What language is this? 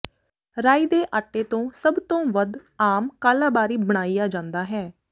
Punjabi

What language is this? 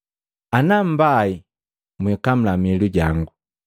Matengo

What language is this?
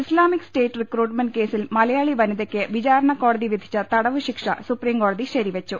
Malayalam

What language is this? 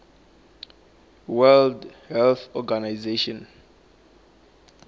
Tsonga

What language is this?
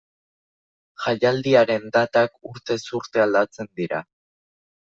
Basque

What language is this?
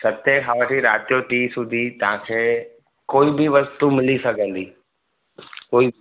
Sindhi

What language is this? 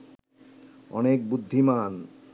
Bangla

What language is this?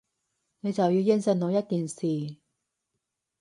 Cantonese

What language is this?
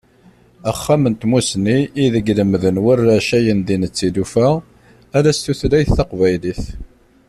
Kabyle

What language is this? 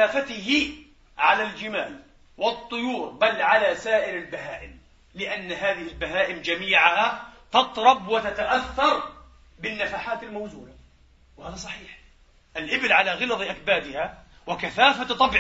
Arabic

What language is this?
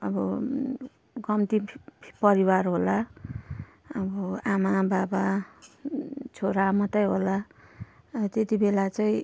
Nepali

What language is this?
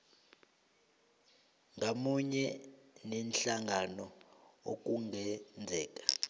South Ndebele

